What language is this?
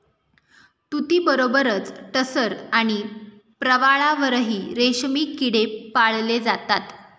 Marathi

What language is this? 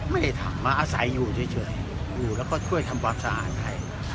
Thai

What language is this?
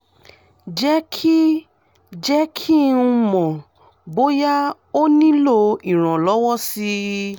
Yoruba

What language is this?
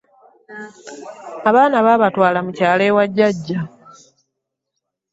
Ganda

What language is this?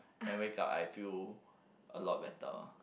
English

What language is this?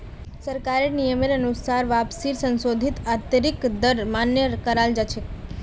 Magahi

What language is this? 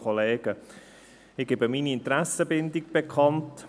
Swiss German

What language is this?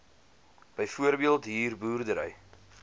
Afrikaans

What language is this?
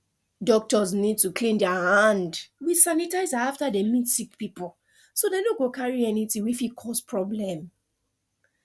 Nigerian Pidgin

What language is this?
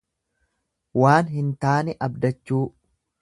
Oromo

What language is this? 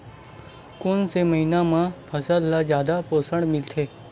Chhattisgarhi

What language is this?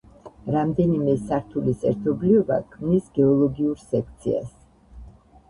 Georgian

